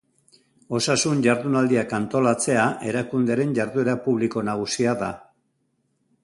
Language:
Basque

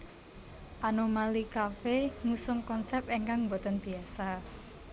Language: Javanese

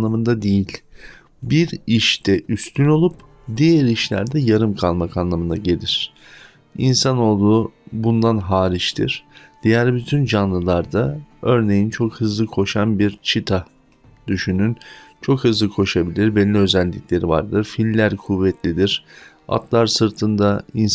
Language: Turkish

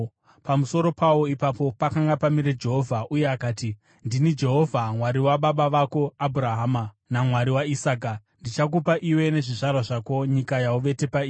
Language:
Shona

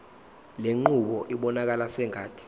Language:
Zulu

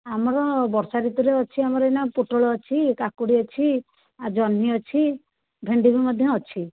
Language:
Odia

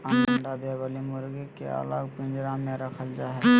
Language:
Magahi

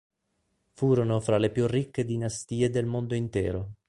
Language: Italian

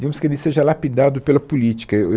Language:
Portuguese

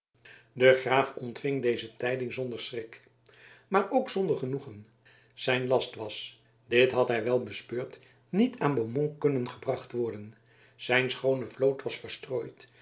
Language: Dutch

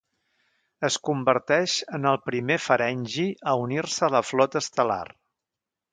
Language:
Catalan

